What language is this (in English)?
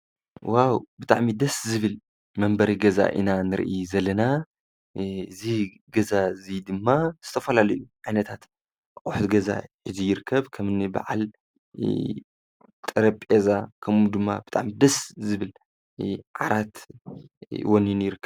Tigrinya